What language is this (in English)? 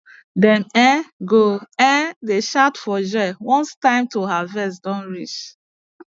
Nigerian Pidgin